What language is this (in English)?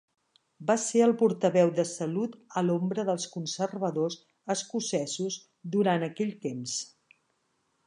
Catalan